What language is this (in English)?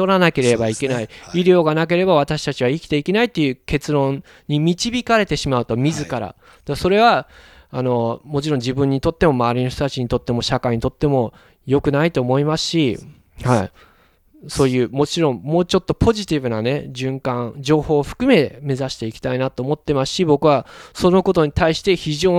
Japanese